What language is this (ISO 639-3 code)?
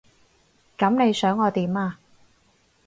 yue